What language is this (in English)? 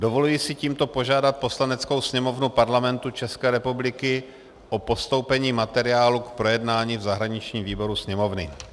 Czech